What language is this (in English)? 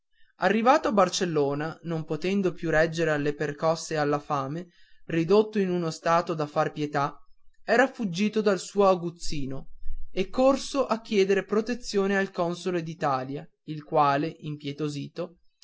Italian